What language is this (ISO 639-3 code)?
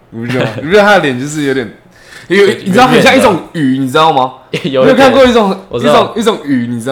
zho